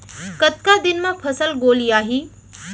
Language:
Chhattisgarhi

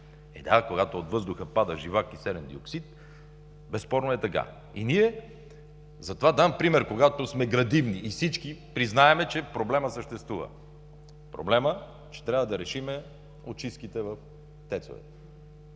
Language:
Bulgarian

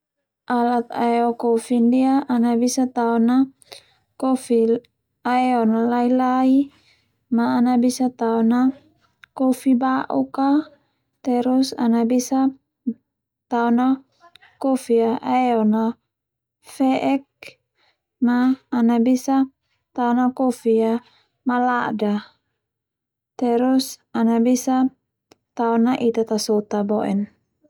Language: Termanu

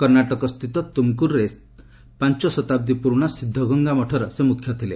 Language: Odia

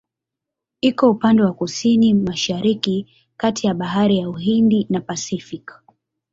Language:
Swahili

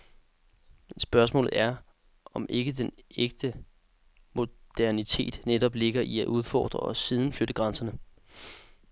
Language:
Danish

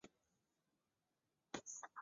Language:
Chinese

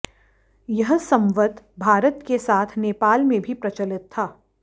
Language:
Hindi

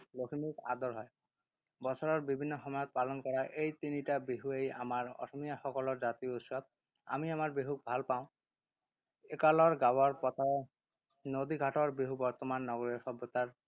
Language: Assamese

